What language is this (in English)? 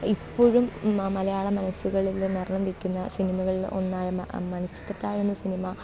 Malayalam